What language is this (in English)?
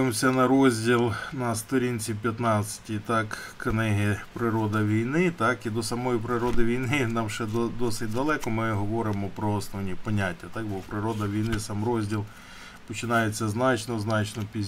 Ukrainian